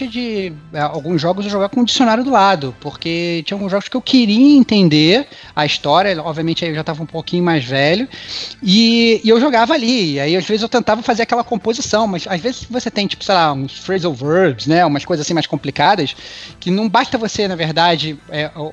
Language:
Portuguese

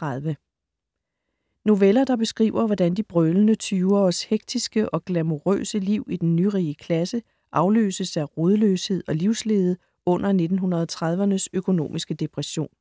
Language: Danish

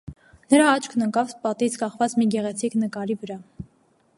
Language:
Armenian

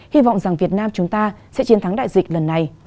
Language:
Vietnamese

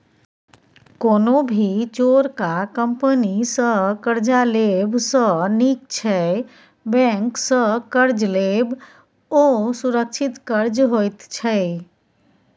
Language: Maithili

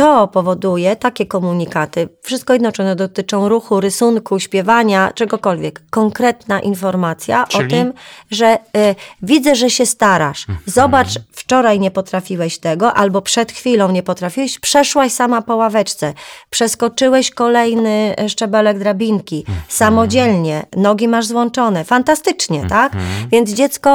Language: Polish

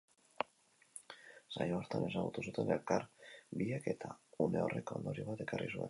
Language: Basque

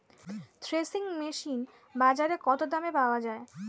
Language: Bangla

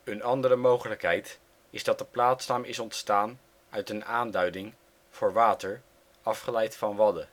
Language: Dutch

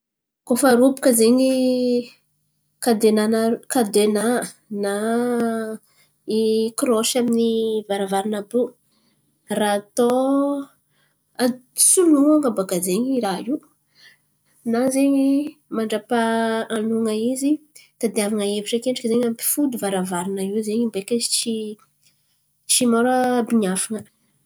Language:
Antankarana Malagasy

